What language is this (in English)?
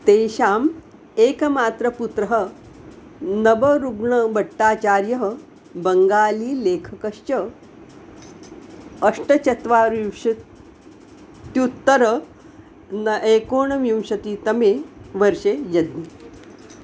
Sanskrit